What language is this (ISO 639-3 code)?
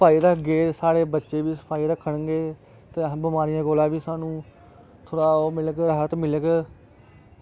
doi